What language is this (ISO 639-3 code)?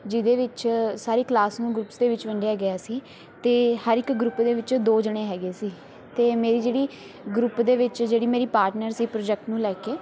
pan